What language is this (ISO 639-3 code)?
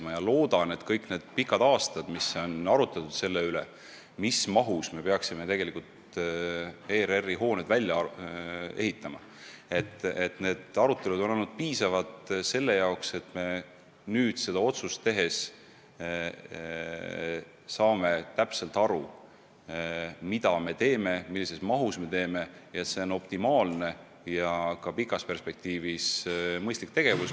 est